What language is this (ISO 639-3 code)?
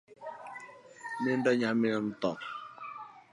luo